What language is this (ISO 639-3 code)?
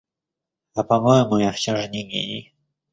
rus